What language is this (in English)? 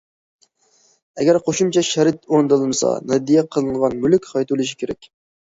Uyghur